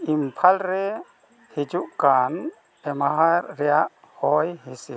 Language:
Santali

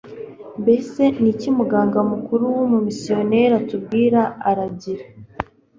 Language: Kinyarwanda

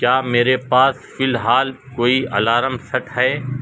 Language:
Urdu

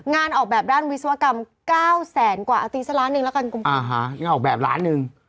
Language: Thai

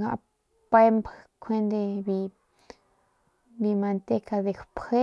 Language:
Northern Pame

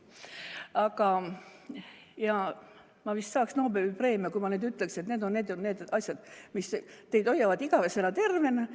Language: Estonian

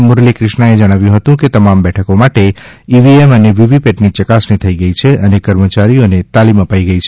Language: Gujarati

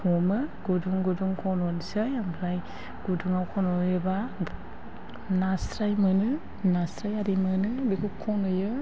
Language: Bodo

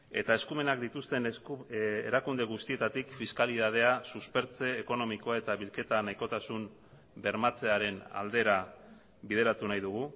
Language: Basque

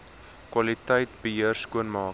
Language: Afrikaans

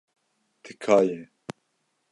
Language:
Kurdish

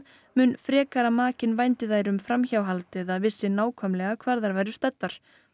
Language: Icelandic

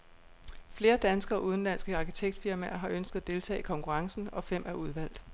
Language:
Danish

